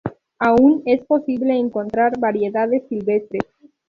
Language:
Spanish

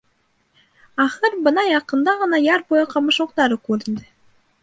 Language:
Bashkir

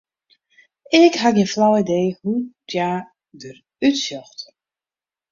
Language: Western Frisian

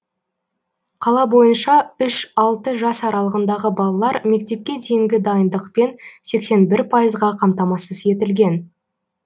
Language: Kazakh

